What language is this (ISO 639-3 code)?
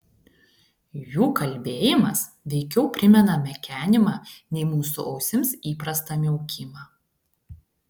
lit